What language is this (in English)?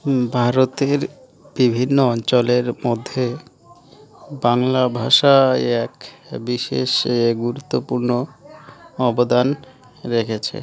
Bangla